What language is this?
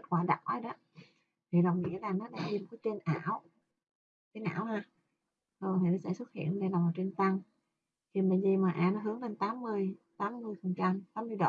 Vietnamese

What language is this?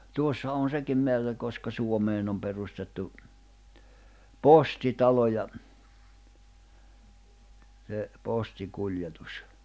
Finnish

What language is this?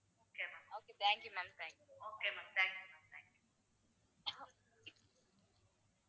Tamil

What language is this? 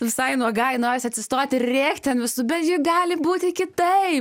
Lithuanian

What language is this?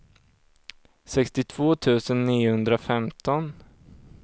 Swedish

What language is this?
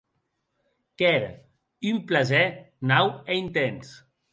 Occitan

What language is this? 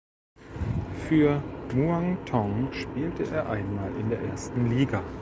German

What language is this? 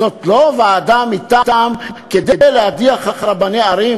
Hebrew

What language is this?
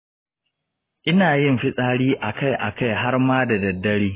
Hausa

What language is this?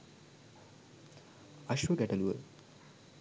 Sinhala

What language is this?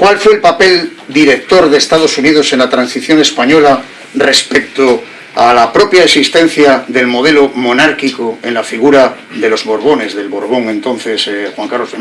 Spanish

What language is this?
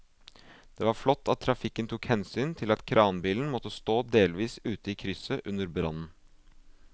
Norwegian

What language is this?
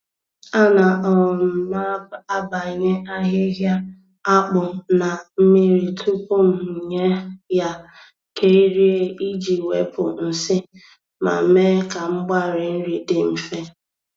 Igbo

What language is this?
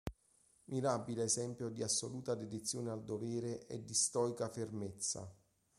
Italian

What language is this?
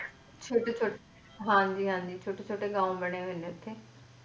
Punjabi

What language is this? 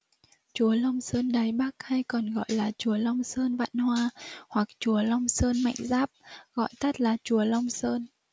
Vietnamese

